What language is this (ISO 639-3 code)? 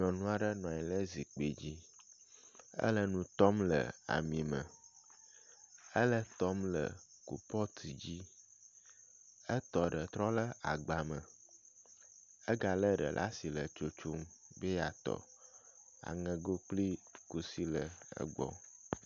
ewe